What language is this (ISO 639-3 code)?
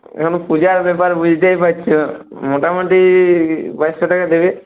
ben